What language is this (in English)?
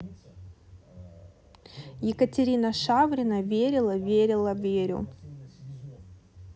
Russian